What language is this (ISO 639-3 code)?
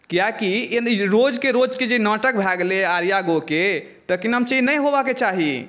mai